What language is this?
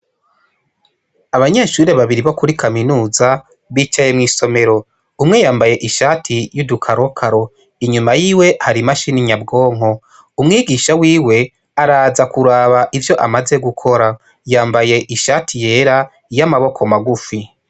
Rundi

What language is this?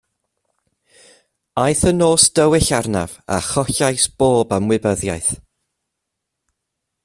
Welsh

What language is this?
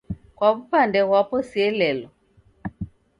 Taita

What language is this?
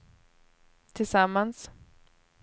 Swedish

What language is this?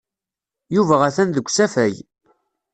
Kabyle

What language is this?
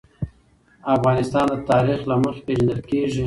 Pashto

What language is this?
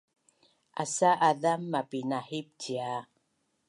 Bunun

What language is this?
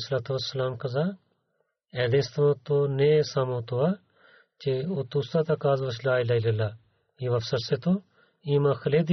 Bulgarian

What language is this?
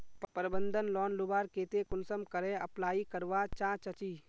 Magahi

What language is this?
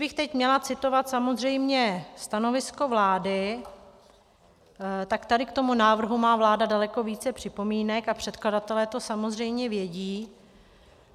Czech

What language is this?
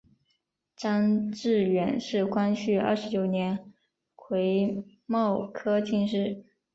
Chinese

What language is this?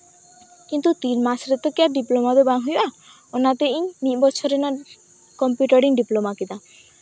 Santali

